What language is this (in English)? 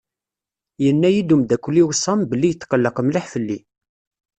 Kabyle